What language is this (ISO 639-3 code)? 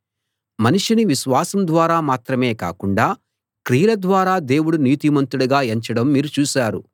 tel